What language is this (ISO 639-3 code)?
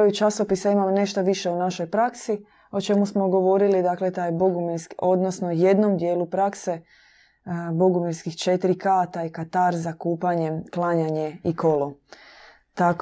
hrv